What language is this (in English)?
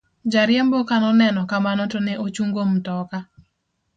Luo (Kenya and Tanzania)